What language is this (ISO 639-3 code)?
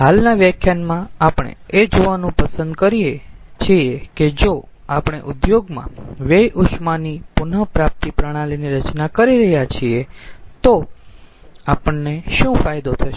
guj